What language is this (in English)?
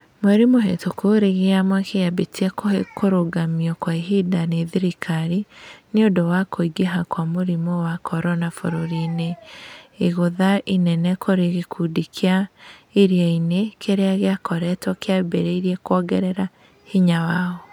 Kikuyu